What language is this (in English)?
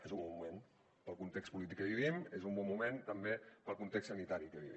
Catalan